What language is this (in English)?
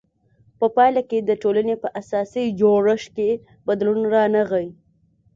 Pashto